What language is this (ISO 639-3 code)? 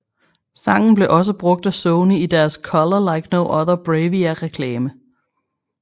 dan